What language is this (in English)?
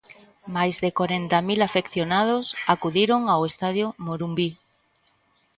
Galician